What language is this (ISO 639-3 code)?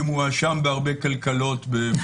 heb